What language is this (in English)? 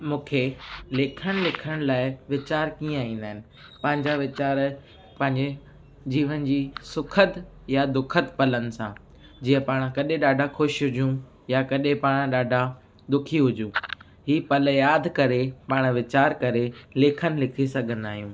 Sindhi